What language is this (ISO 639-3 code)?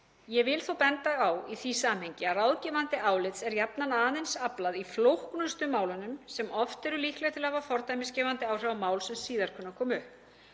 isl